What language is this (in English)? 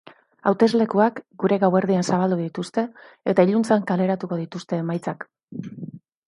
Basque